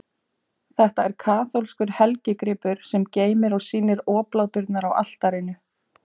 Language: Icelandic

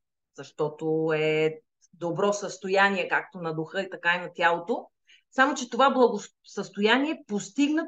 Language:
Bulgarian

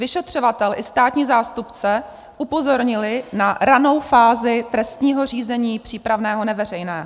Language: Czech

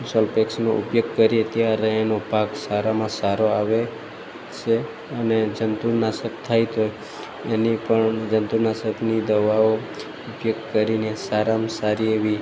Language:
Gujarati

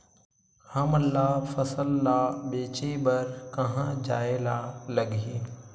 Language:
Chhattisgarhi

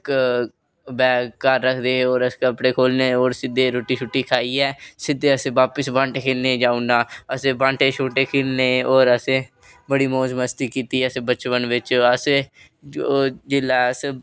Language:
Dogri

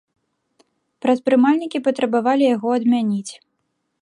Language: Belarusian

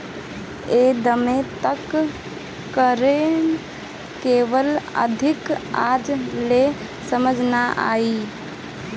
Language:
Bhojpuri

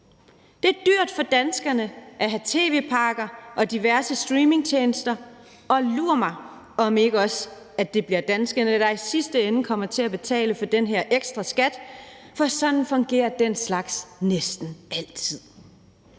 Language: Danish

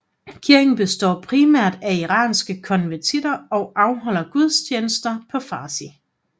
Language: Danish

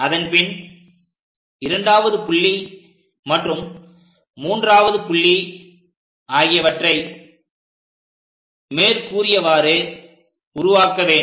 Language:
Tamil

